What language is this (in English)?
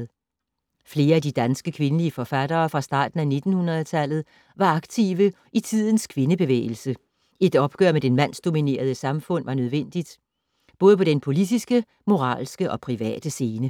Danish